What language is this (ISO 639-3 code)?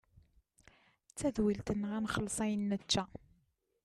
kab